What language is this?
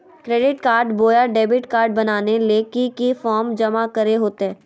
Magahi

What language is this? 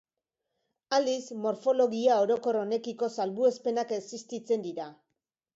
Basque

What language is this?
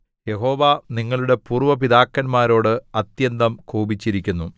Malayalam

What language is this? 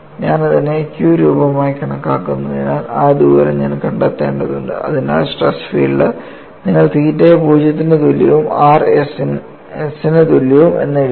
Malayalam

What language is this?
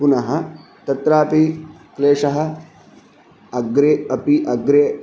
Sanskrit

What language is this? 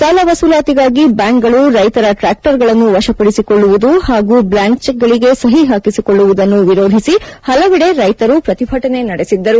Kannada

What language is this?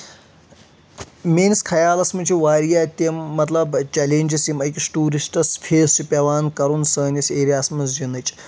Kashmiri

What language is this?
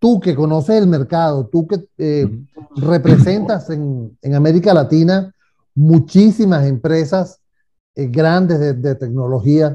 Spanish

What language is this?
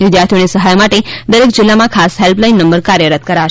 Gujarati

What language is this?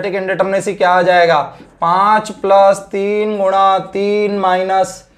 Hindi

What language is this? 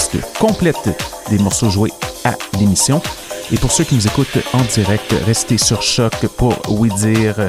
French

